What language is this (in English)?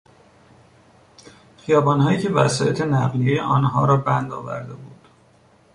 Persian